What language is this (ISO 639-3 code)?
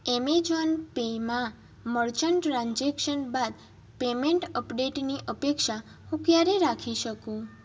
guj